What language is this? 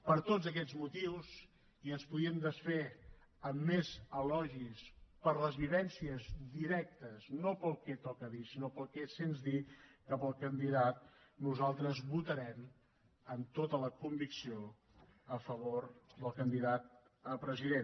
Catalan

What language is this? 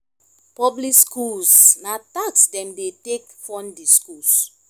Nigerian Pidgin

